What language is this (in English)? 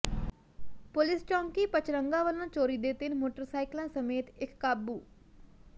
Punjabi